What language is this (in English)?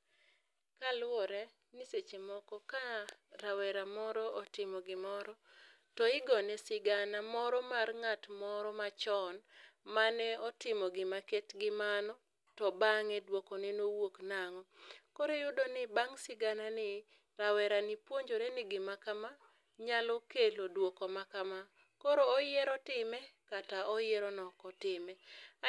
Luo (Kenya and Tanzania)